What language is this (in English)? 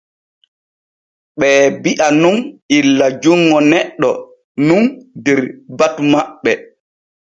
Borgu Fulfulde